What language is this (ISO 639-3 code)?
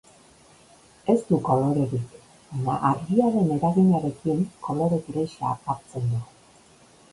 eus